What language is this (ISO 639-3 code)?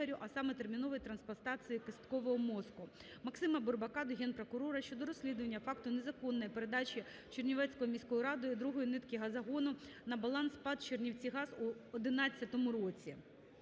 ukr